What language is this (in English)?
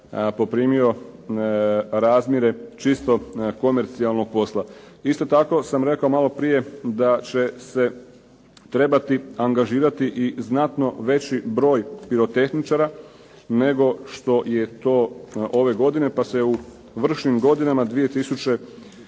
Croatian